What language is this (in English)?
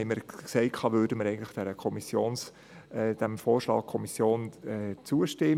Swiss German